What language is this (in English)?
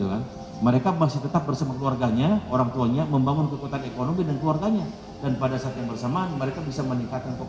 Indonesian